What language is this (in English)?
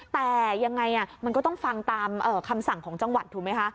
Thai